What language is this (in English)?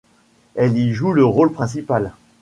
French